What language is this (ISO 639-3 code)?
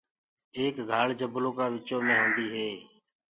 ggg